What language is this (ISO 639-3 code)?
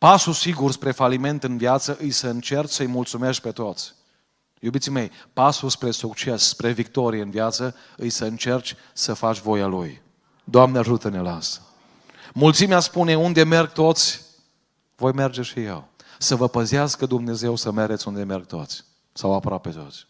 ron